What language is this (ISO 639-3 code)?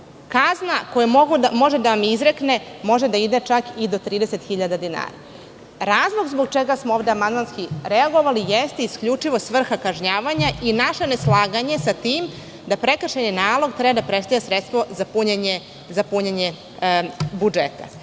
srp